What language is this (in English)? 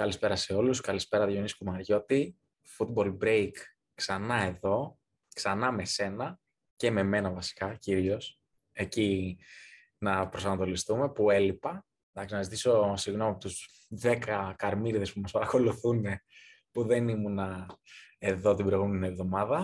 Greek